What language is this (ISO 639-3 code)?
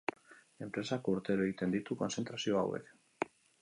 eus